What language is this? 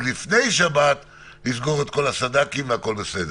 Hebrew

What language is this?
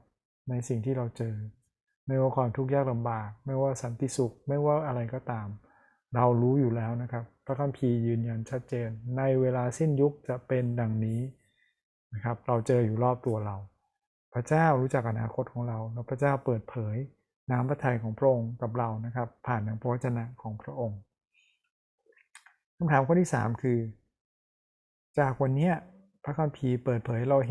Thai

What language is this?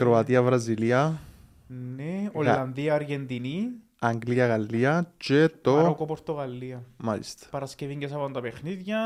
Greek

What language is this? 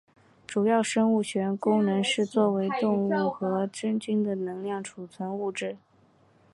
Chinese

